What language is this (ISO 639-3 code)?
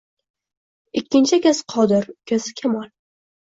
uzb